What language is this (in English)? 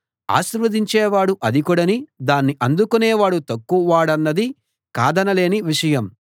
Telugu